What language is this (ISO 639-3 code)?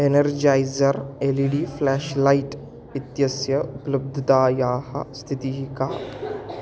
san